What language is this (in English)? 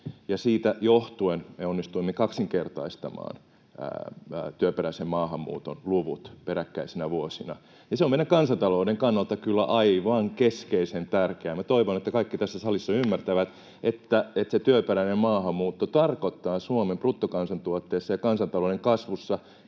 Finnish